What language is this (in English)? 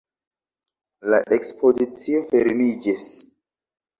Esperanto